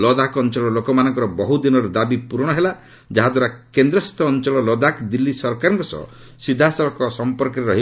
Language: Odia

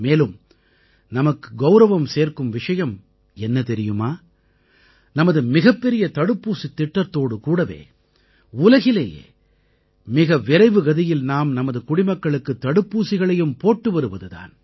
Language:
Tamil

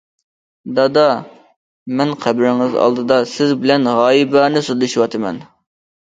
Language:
Uyghur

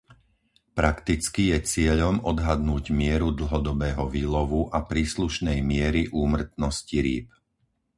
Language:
Slovak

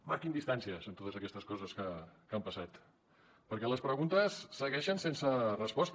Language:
Catalan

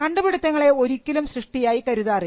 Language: Malayalam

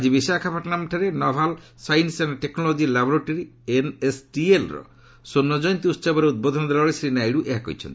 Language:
Odia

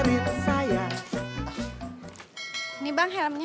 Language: Indonesian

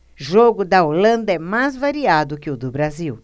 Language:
Portuguese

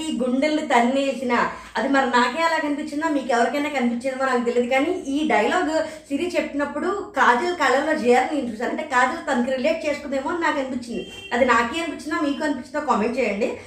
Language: Telugu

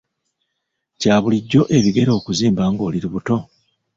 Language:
Ganda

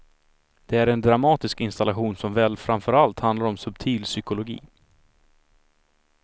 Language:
Swedish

